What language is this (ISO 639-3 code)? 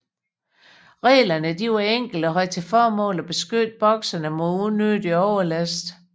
dan